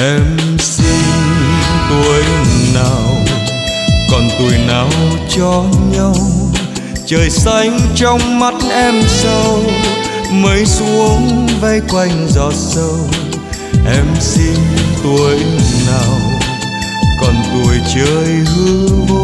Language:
Vietnamese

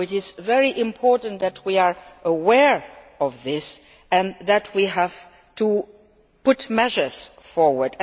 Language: English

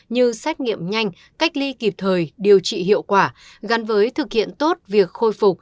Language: Vietnamese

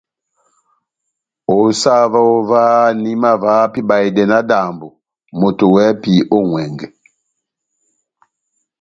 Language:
Batanga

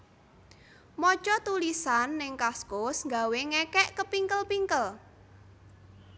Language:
Javanese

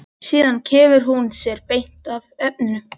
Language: Icelandic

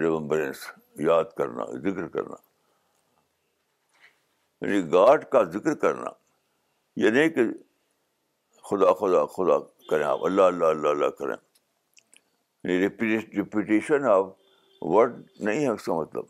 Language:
Urdu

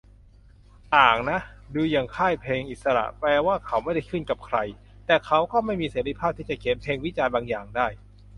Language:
Thai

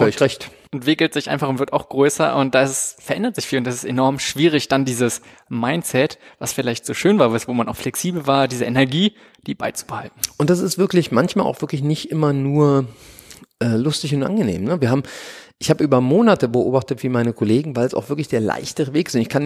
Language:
German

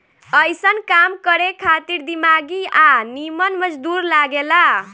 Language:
Bhojpuri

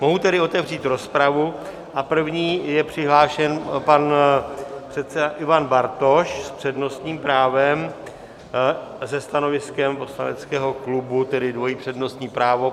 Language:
Czech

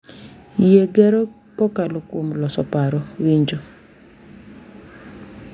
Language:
Luo (Kenya and Tanzania)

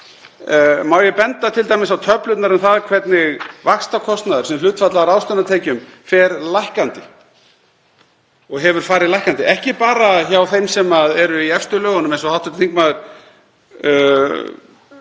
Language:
Icelandic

